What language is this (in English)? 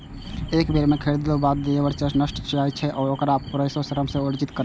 Maithili